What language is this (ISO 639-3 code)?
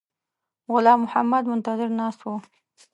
pus